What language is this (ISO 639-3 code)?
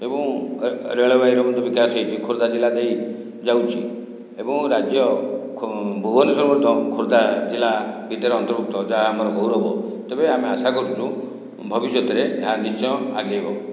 ori